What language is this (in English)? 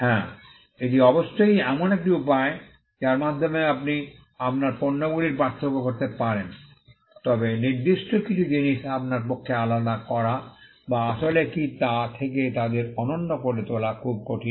Bangla